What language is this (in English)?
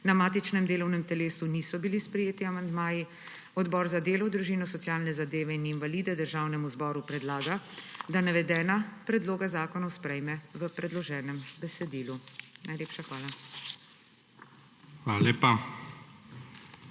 Slovenian